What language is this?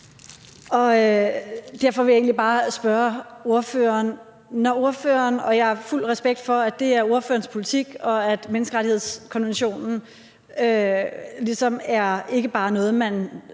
Danish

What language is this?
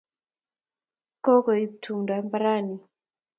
Kalenjin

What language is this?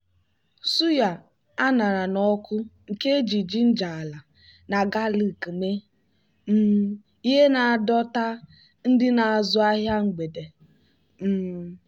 Igbo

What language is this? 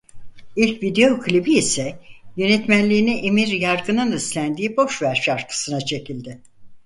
Turkish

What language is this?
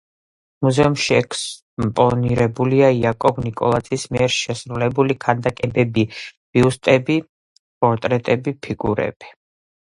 Georgian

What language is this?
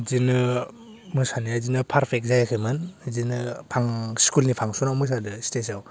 Bodo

